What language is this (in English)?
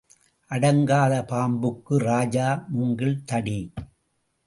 Tamil